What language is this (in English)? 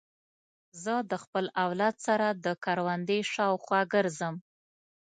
Pashto